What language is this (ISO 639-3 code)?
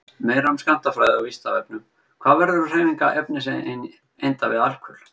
isl